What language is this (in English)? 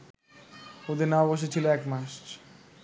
Bangla